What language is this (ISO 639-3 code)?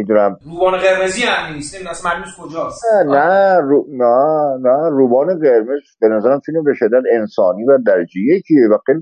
fas